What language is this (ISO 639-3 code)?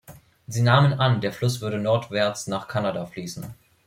deu